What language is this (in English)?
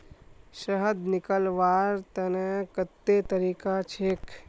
Magahi